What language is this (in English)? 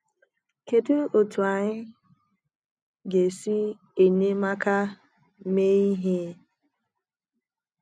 Igbo